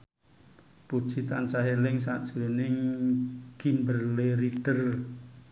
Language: Javanese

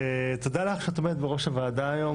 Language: Hebrew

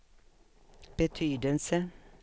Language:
Swedish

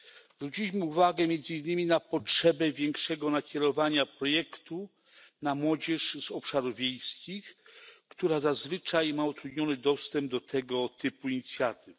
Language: Polish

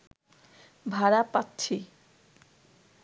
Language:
Bangla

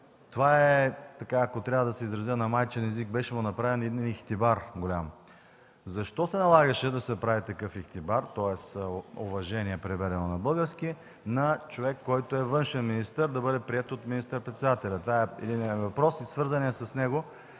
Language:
Bulgarian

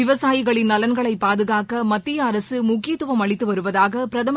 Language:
Tamil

